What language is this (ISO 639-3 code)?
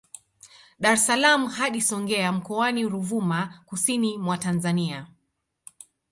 swa